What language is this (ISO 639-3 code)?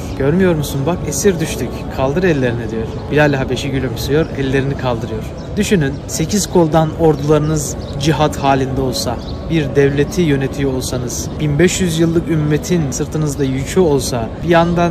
tur